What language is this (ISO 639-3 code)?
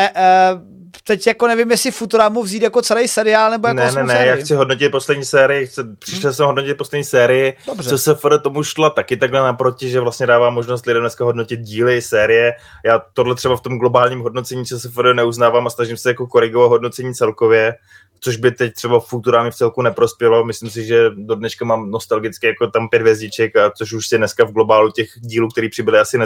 ces